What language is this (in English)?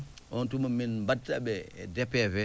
Fula